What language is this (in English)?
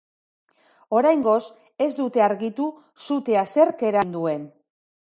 Basque